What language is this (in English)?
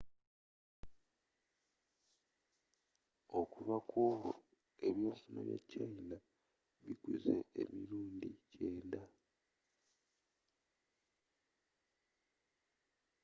Ganda